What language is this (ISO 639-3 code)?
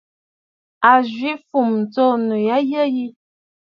bfd